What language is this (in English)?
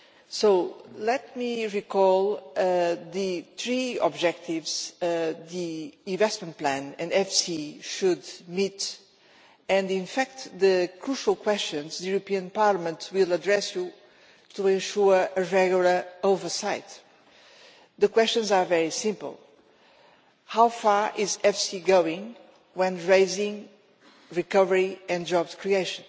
English